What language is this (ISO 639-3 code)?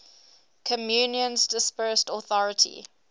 eng